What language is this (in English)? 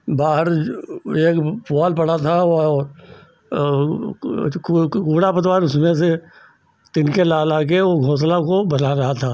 Hindi